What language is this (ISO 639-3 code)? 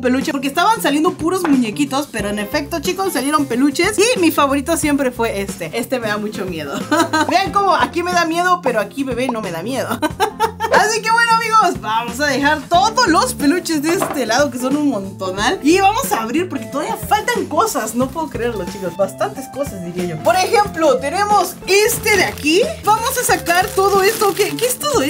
spa